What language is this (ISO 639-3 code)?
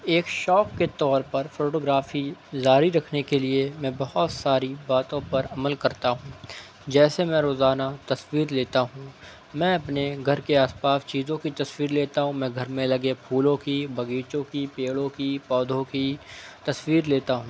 urd